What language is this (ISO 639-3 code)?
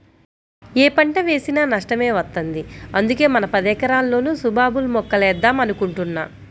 tel